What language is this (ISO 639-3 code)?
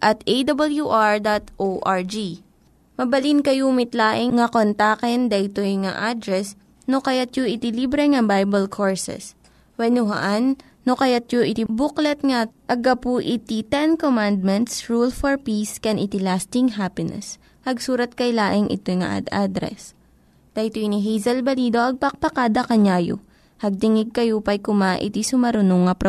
fil